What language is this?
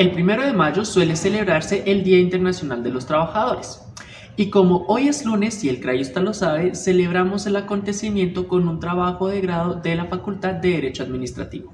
Spanish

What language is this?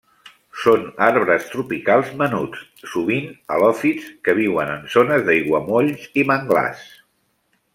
Catalan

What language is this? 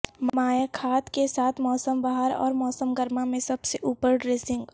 Urdu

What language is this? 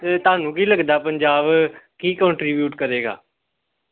Punjabi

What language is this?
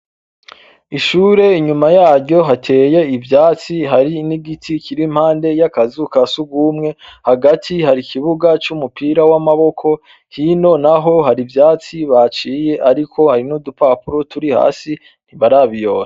Rundi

